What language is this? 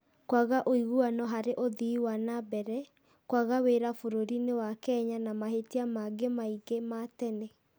Kikuyu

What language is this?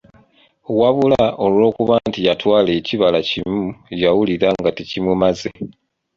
Ganda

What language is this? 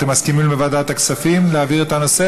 Hebrew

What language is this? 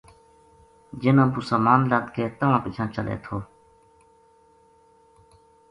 Gujari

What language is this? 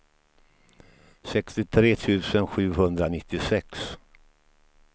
Swedish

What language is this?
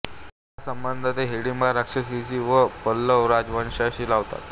Marathi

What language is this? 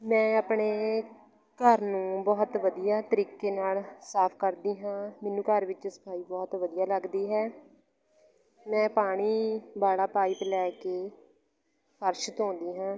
Punjabi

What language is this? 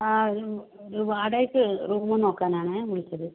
Malayalam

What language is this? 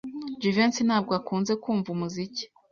Kinyarwanda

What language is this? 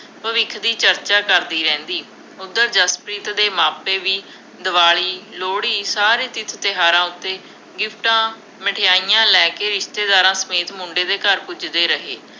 Punjabi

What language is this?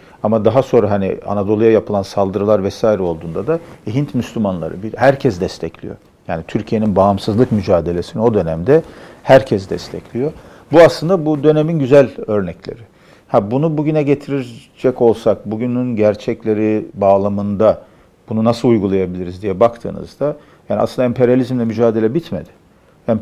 Turkish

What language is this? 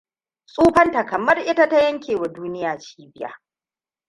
Hausa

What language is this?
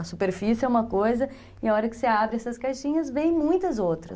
Portuguese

